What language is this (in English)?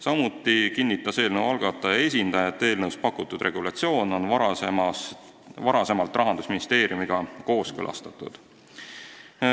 Estonian